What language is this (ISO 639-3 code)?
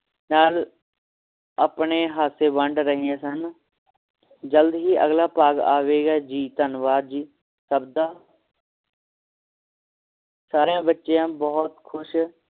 pan